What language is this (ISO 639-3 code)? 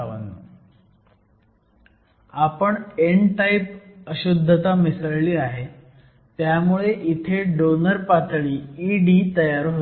mar